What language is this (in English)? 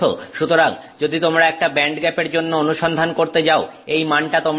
Bangla